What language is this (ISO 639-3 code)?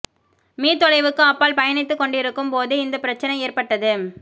tam